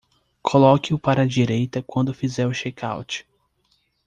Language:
Portuguese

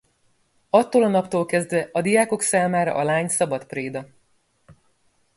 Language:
Hungarian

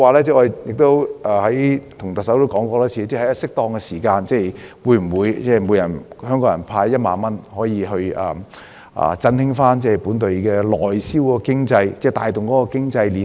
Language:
Cantonese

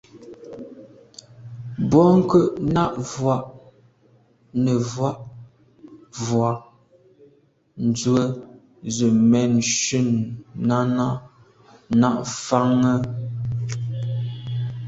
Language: Medumba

